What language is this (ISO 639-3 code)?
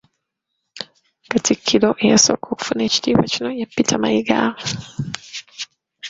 lug